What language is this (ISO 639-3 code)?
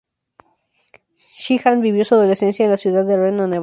spa